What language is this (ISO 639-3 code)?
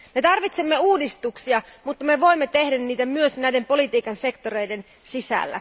fin